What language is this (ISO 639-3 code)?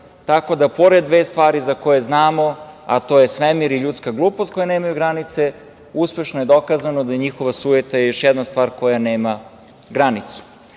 srp